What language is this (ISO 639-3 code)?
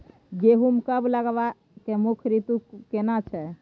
mai